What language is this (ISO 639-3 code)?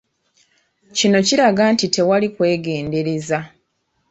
lug